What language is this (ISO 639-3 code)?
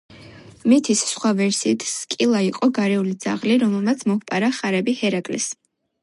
kat